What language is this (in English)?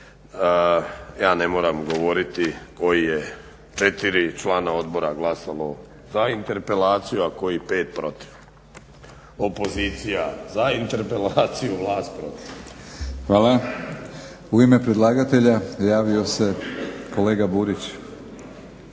Croatian